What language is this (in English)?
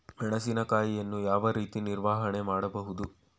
Kannada